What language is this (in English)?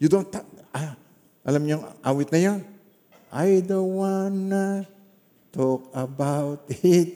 Filipino